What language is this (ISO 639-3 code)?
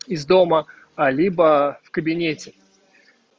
rus